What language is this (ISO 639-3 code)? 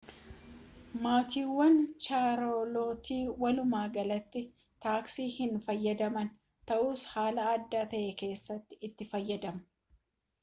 orm